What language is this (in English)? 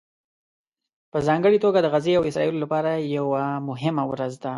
Pashto